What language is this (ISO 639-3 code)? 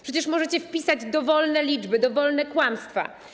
pol